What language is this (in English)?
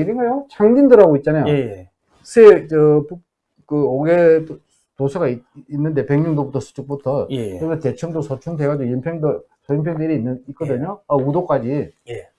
Korean